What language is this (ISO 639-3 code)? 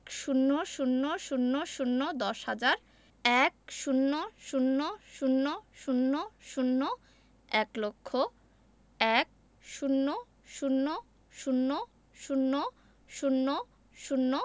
ben